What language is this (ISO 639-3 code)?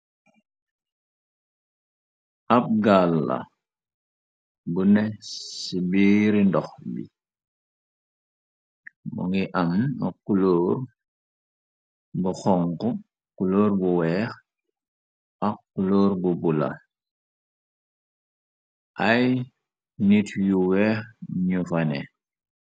wol